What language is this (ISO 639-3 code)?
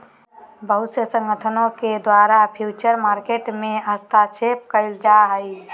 mag